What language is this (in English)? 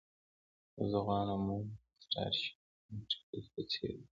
Pashto